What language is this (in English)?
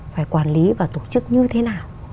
Vietnamese